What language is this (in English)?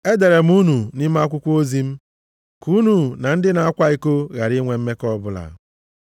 Igbo